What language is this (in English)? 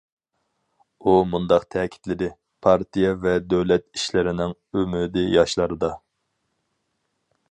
Uyghur